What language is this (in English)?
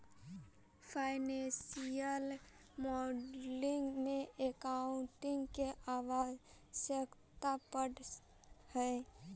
Magahi